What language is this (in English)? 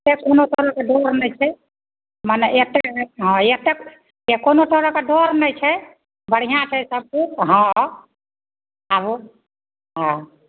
Maithili